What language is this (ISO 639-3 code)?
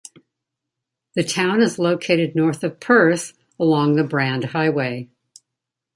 eng